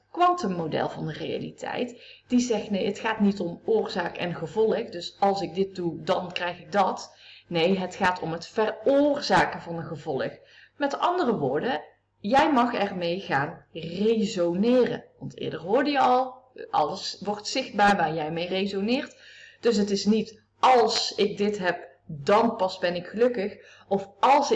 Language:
Dutch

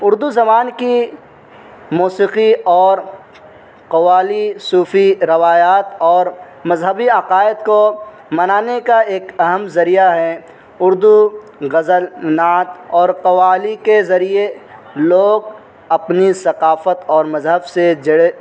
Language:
Urdu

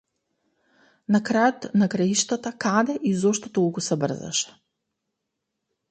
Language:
Macedonian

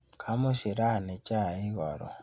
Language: Kalenjin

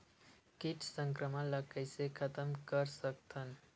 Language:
Chhattisgarhi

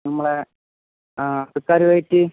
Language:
Malayalam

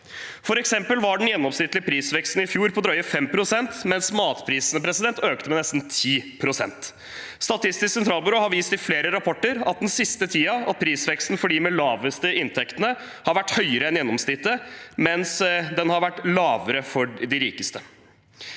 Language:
Norwegian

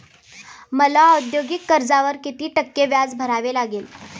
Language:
Marathi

